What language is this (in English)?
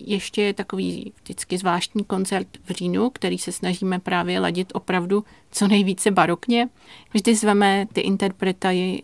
Czech